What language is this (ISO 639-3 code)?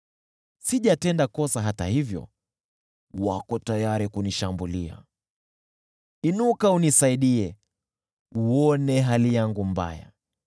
swa